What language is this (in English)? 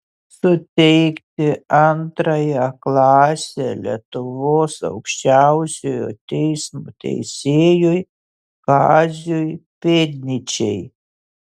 Lithuanian